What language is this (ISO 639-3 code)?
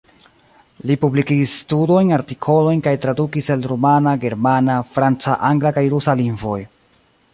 epo